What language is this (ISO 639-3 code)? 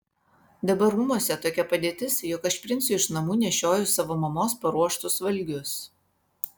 lit